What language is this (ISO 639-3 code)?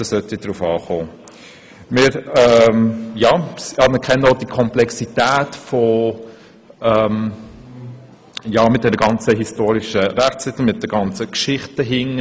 gsw